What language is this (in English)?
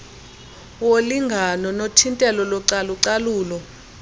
Xhosa